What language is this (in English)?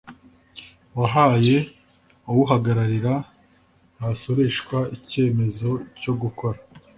Kinyarwanda